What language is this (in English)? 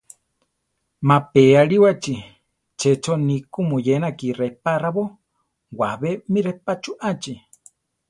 Central Tarahumara